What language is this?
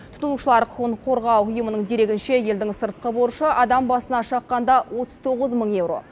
Kazakh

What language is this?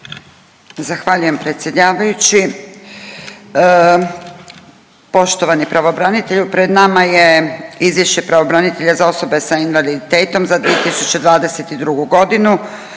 Croatian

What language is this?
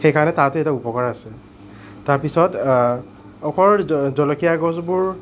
Assamese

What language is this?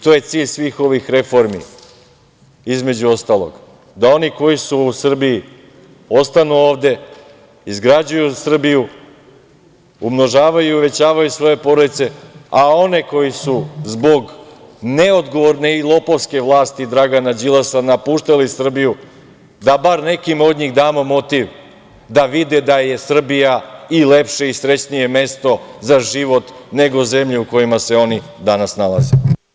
Serbian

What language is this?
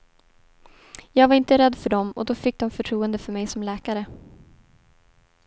Swedish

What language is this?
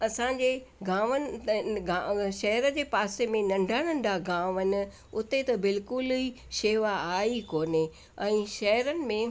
Sindhi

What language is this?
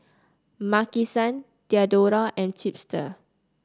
English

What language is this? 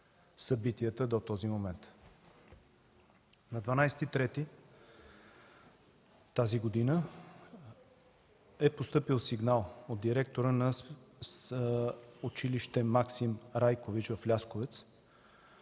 Bulgarian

